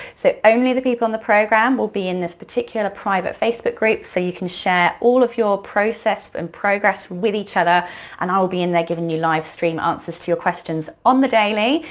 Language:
English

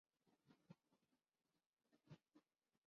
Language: Urdu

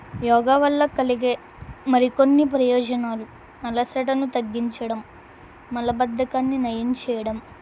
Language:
Telugu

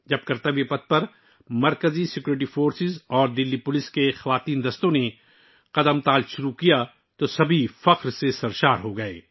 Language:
Urdu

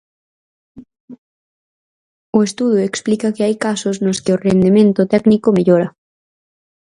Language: Galician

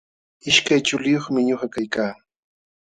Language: Jauja Wanca Quechua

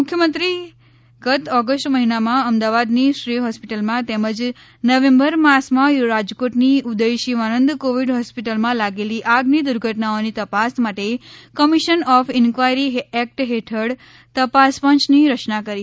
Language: Gujarati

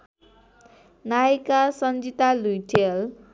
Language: Nepali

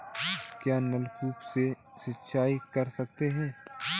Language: Hindi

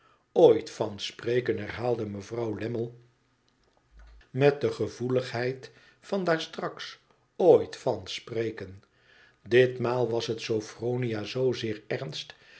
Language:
Dutch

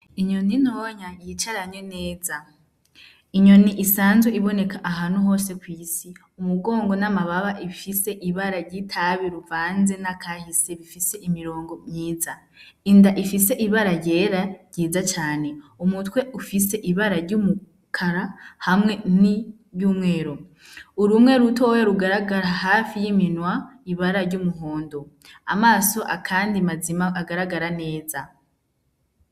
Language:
Rundi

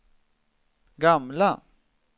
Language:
Swedish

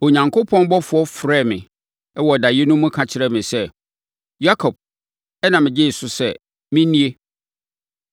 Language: Akan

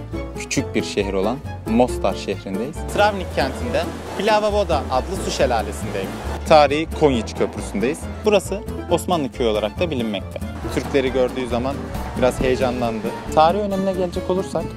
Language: Turkish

